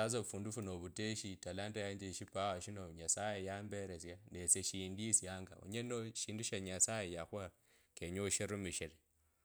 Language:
Kabras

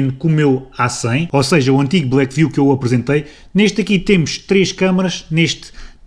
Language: Portuguese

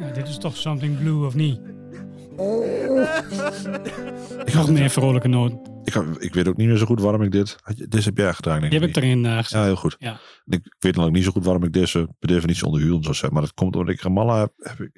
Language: Dutch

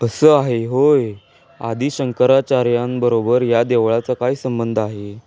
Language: Marathi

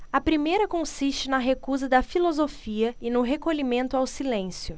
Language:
Portuguese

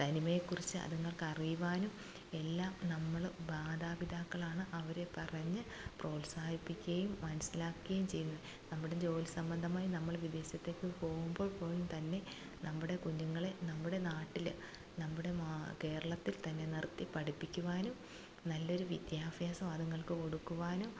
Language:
Malayalam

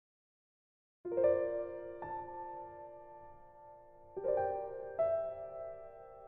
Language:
Vietnamese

